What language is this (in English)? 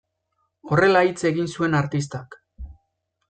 Basque